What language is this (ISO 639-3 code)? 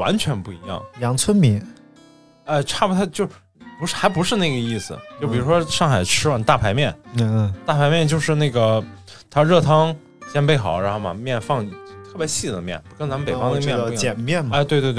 zho